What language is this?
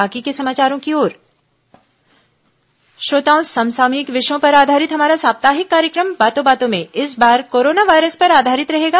Hindi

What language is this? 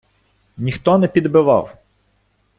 Ukrainian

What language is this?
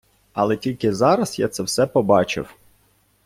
Ukrainian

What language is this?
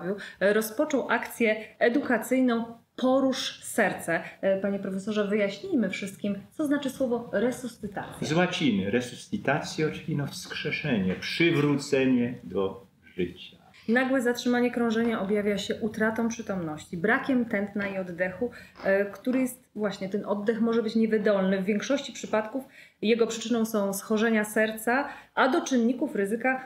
Polish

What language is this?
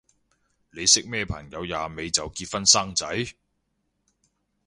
Cantonese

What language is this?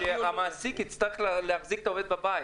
Hebrew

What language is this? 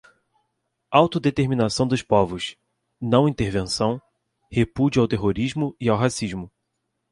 Portuguese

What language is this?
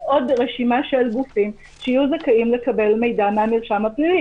Hebrew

